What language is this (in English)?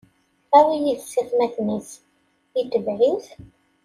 Kabyle